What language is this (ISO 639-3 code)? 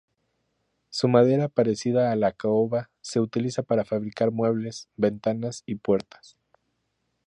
spa